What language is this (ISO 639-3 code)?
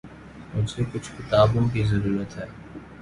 urd